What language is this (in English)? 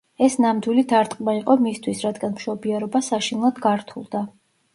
Georgian